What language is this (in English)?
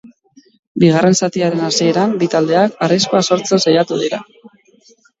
Basque